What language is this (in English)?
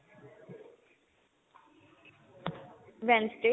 Punjabi